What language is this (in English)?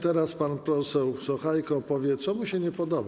Polish